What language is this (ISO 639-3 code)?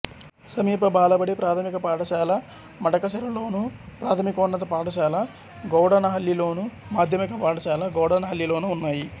tel